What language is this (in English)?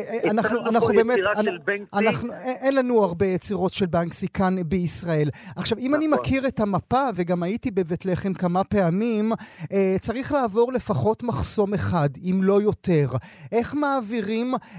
Hebrew